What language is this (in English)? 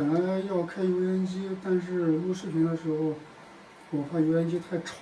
Chinese